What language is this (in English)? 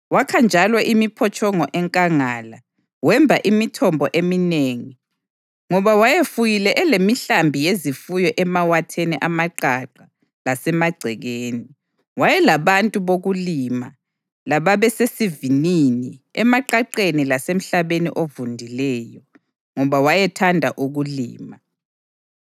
North Ndebele